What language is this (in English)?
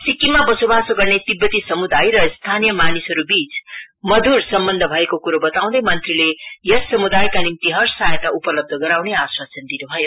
Nepali